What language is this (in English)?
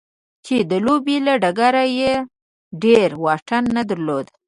Pashto